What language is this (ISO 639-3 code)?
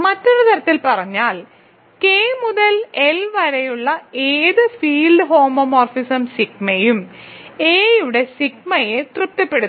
mal